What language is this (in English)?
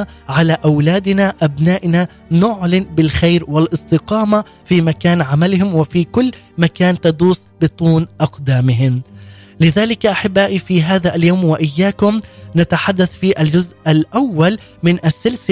Arabic